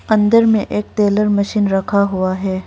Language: Hindi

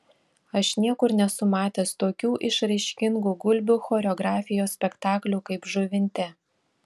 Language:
Lithuanian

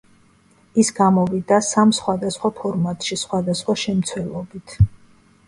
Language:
Georgian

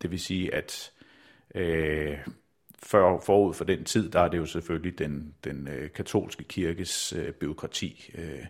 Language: Danish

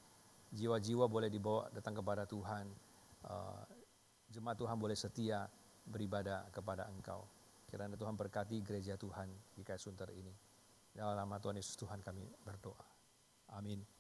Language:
Indonesian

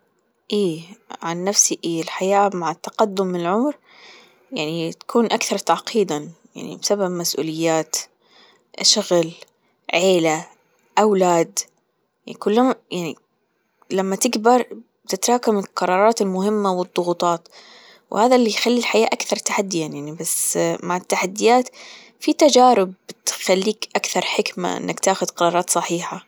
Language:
Gulf Arabic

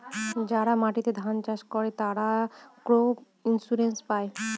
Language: Bangla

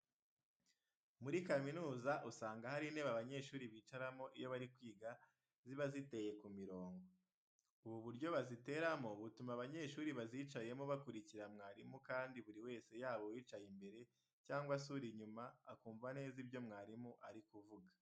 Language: Kinyarwanda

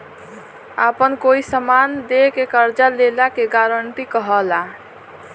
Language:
Bhojpuri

